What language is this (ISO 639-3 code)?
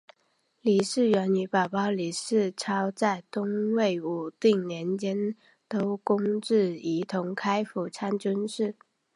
zho